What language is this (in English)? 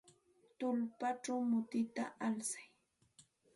Santa Ana de Tusi Pasco Quechua